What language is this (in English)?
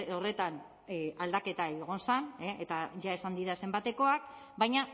Basque